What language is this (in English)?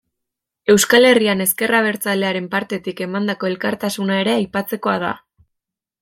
Basque